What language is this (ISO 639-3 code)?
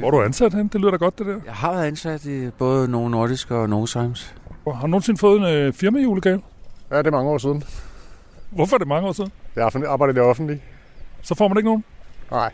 dan